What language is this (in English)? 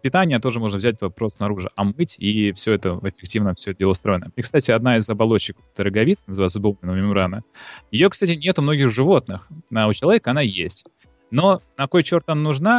Russian